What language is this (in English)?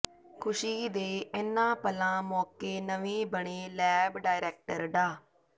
Punjabi